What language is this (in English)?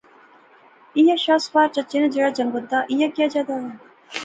Pahari-Potwari